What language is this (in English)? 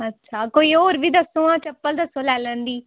Dogri